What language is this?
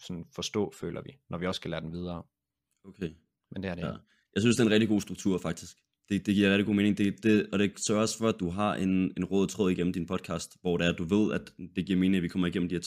Danish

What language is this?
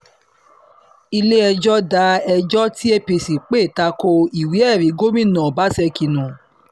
Yoruba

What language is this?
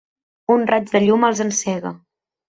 Catalan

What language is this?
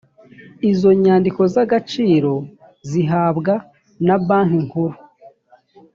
Kinyarwanda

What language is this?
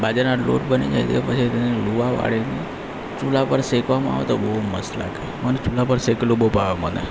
Gujarati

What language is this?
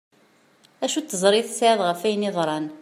Kabyle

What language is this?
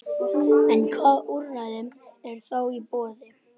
Icelandic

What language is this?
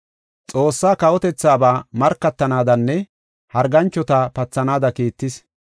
Gofa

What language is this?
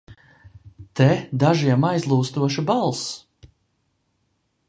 Latvian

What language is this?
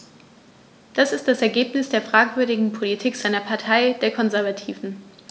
German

